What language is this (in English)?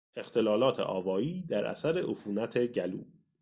Persian